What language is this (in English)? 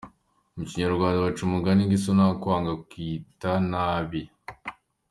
Kinyarwanda